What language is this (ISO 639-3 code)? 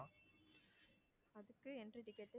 tam